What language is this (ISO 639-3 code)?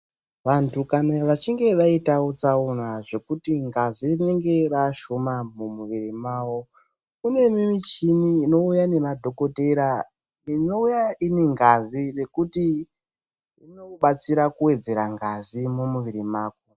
ndc